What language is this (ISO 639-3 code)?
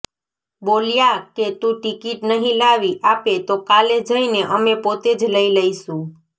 guj